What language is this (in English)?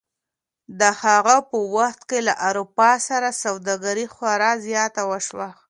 Pashto